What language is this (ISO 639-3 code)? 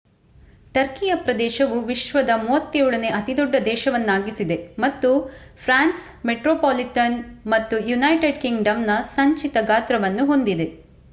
kan